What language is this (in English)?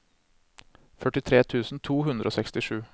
Norwegian